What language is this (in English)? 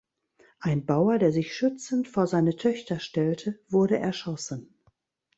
German